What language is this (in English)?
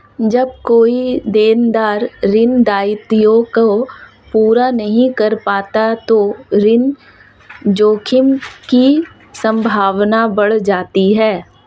Hindi